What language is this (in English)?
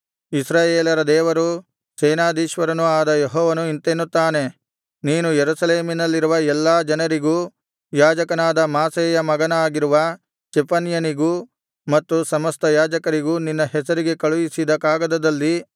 Kannada